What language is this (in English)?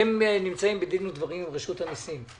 Hebrew